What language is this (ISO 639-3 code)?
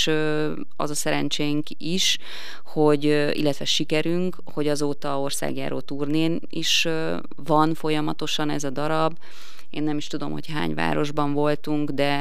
hun